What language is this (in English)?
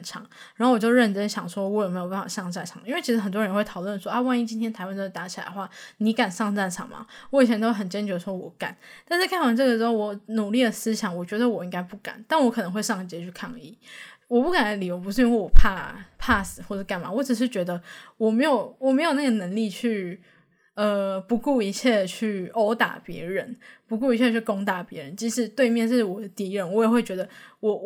Chinese